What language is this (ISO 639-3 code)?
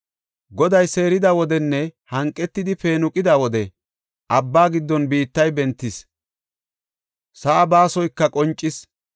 gof